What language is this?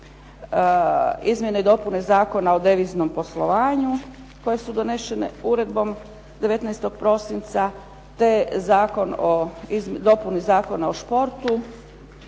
Croatian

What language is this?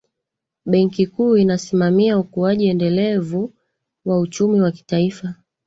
Swahili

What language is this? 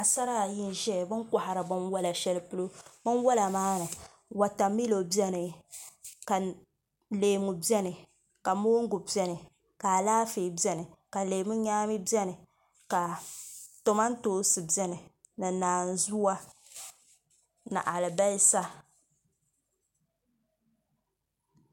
Dagbani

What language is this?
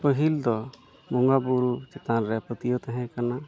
Santali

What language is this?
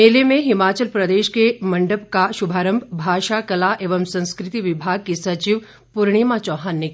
Hindi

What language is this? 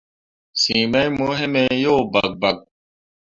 Mundang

